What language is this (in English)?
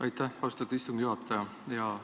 Estonian